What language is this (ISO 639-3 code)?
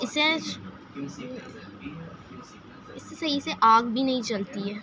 urd